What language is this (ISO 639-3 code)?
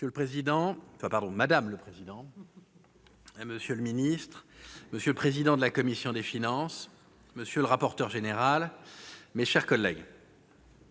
fra